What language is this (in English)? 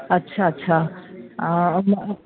Sindhi